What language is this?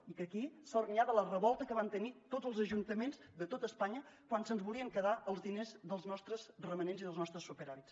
Catalan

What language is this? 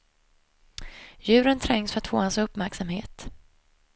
Swedish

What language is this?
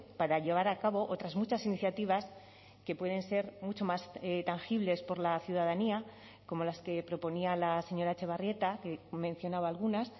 Spanish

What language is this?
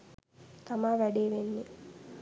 Sinhala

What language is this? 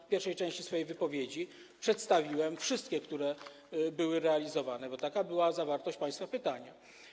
Polish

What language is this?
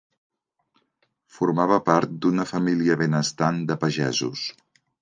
Catalan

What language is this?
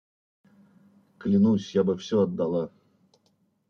Russian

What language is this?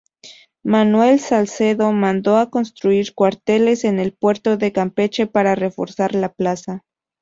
Spanish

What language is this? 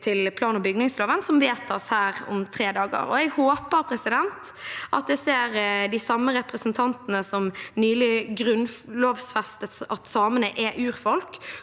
Norwegian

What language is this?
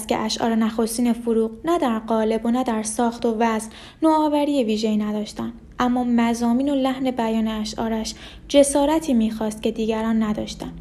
Persian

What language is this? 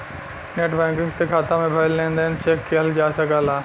Bhojpuri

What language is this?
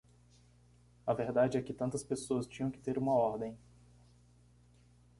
Portuguese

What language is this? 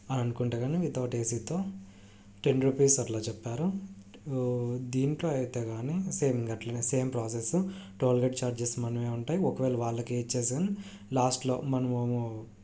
Telugu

